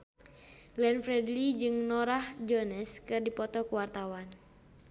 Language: Sundanese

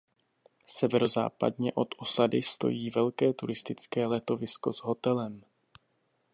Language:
Czech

